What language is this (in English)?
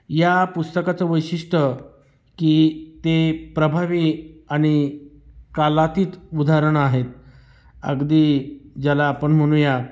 Marathi